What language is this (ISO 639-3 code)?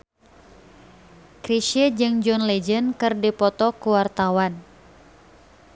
sun